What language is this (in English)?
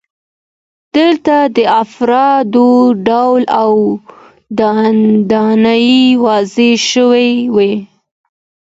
Pashto